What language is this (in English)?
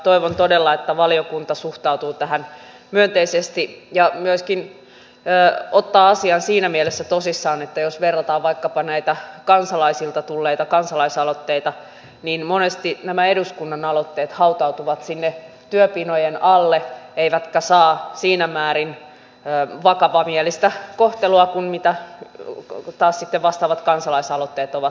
Finnish